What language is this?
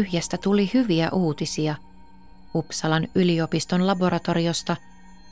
Finnish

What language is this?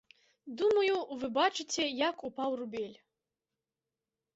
Belarusian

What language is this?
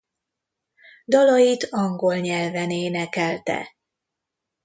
Hungarian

